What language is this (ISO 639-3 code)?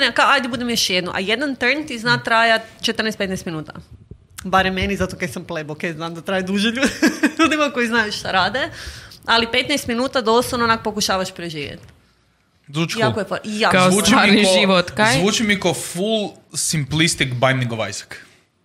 hrv